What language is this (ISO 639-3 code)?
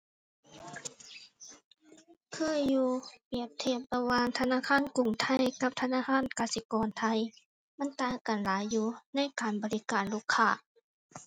tha